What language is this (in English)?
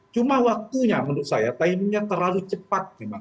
Indonesian